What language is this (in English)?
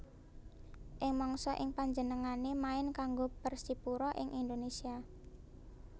Javanese